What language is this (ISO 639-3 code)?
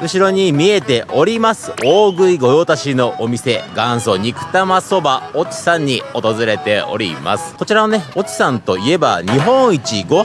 jpn